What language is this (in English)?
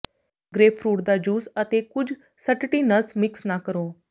Punjabi